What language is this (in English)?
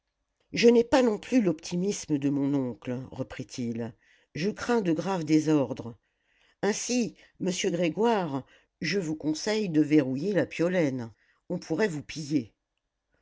French